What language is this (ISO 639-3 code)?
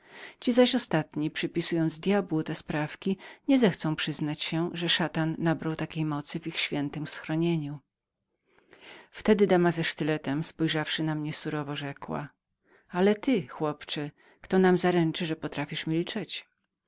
pol